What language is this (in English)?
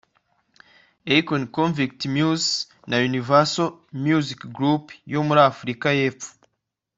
Kinyarwanda